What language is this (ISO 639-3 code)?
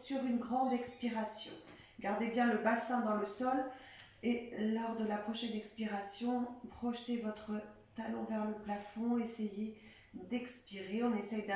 fra